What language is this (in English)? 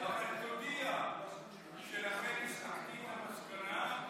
Hebrew